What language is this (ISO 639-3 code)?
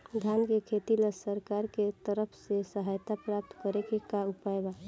bho